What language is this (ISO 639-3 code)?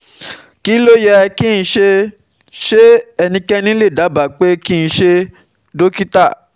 yor